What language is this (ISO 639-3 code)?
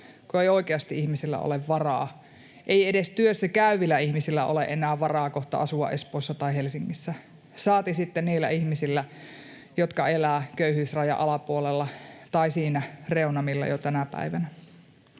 fin